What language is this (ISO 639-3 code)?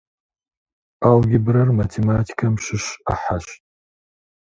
kbd